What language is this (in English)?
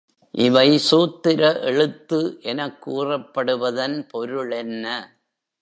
Tamil